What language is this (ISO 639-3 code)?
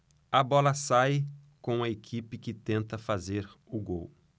por